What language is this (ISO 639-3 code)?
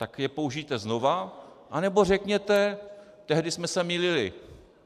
ces